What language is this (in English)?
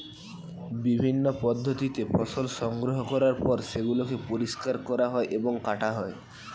Bangla